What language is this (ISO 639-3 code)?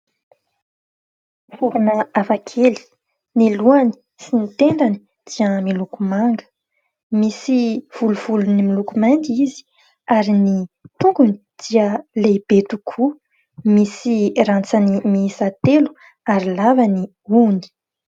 mlg